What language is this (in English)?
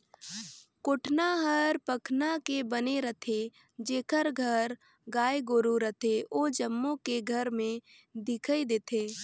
Chhattisgarhi